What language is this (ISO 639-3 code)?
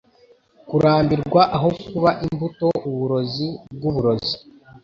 kin